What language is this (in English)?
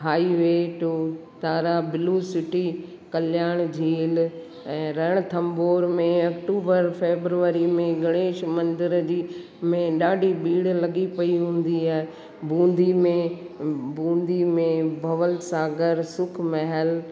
Sindhi